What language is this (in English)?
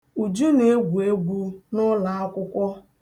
Igbo